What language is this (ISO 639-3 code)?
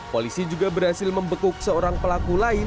ind